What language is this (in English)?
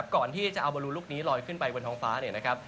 Thai